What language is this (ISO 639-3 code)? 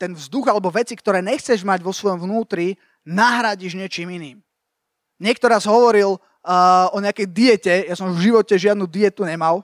slk